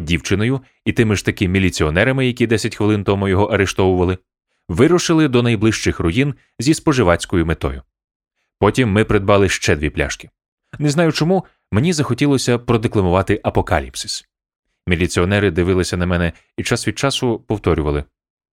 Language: Ukrainian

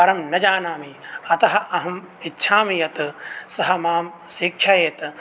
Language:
Sanskrit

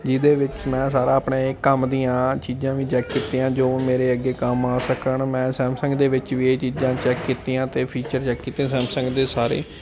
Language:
Punjabi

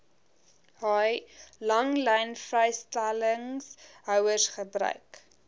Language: Afrikaans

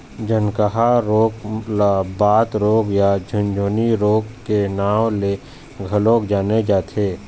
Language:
Chhattisgarhi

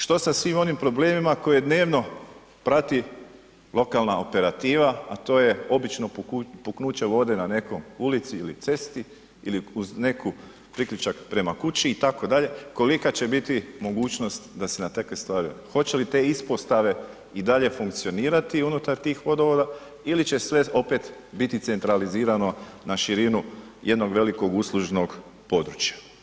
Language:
Croatian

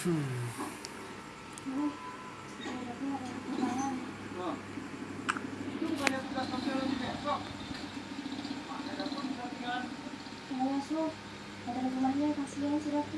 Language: Indonesian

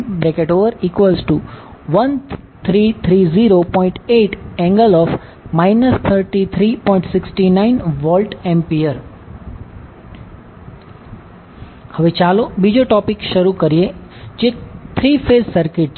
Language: Gujarati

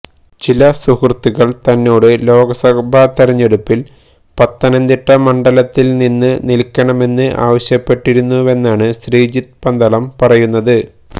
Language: Malayalam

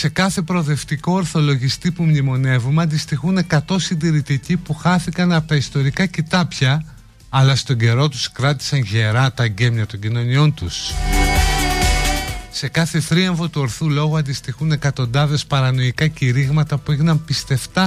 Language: Greek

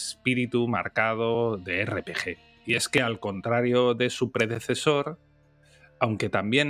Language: Spanish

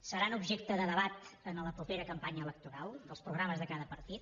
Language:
Catalan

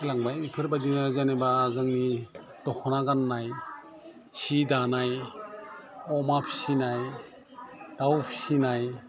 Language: Bodo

